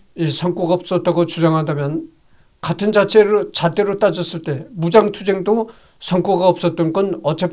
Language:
Korean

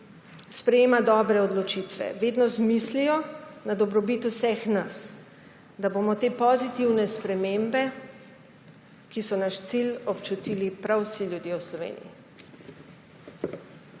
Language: Slovenian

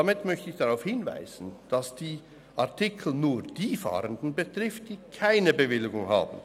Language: Swiss German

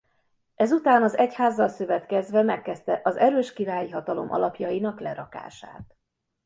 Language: Hungarian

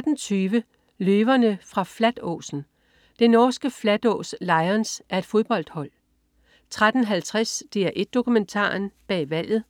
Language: Danish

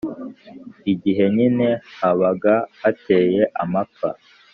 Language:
Kinyarwanda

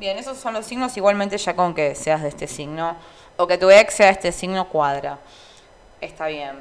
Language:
Spanish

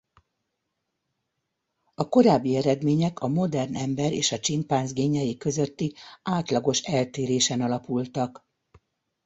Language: Hungarian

